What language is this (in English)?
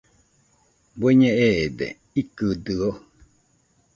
Nüpode Huitoto